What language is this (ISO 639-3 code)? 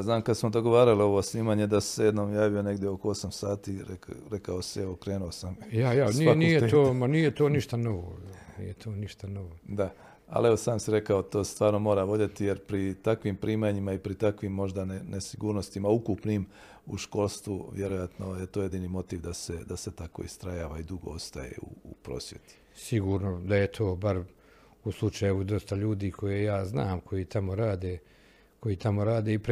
hrv